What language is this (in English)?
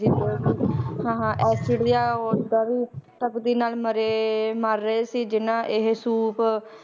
Punjabi